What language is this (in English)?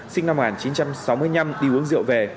Vietnamese